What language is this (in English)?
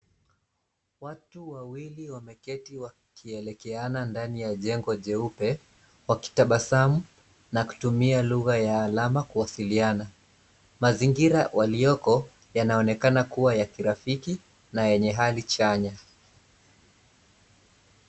Swahili